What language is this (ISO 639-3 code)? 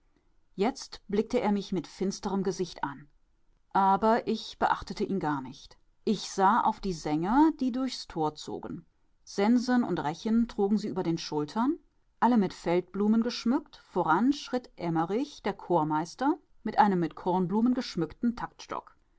deu